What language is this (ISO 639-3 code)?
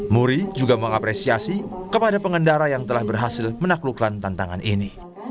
ind